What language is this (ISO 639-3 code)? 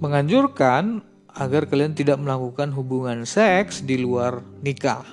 ind